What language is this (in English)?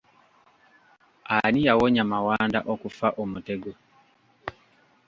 Ganda